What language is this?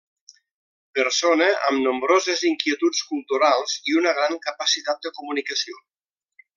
Catalan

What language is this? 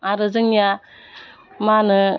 Bodo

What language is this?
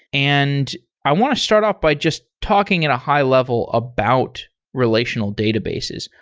English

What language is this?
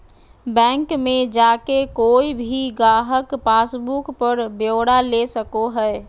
Magahi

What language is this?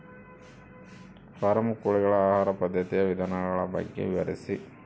Kannada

